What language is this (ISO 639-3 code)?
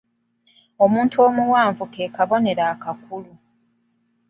lug